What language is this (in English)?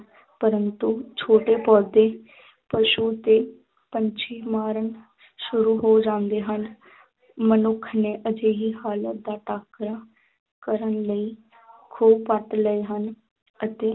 Punjabi